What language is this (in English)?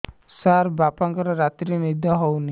Odia